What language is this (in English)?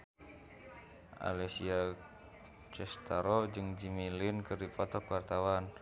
Sundanese